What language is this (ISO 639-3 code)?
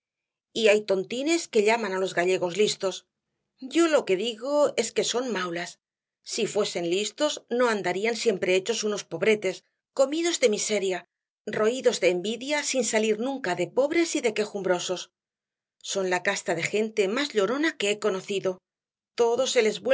spa